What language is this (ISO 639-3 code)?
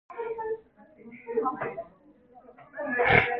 kor